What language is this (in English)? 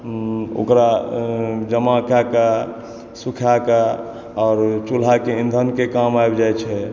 Maithili